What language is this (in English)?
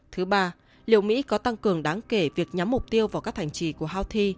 Vietnamese